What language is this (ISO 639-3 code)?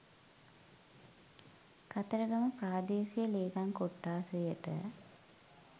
sin